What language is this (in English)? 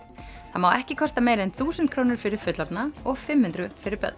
Icelandic